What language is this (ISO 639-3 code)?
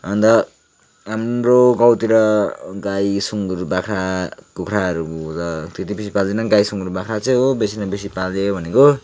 nep